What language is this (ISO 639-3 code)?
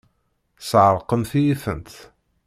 kab